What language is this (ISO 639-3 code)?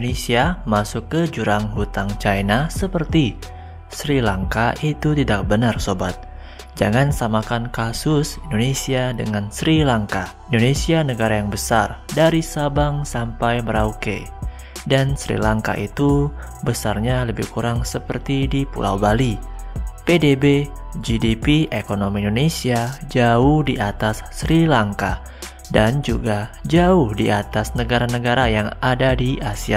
ind